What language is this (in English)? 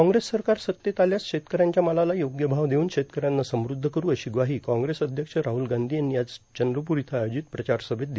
Marathi